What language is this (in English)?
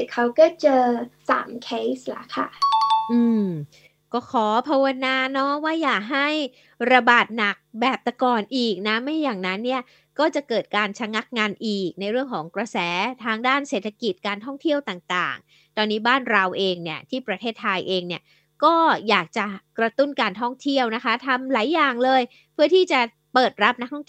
Thai